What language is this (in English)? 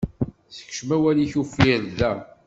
Kabyle